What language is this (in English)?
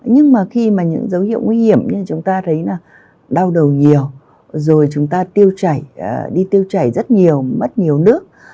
Vietnamese